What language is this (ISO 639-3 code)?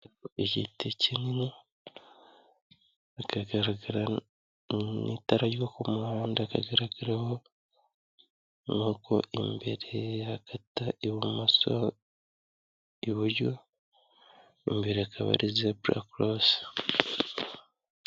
kin